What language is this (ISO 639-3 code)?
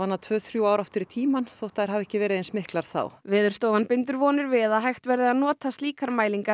isl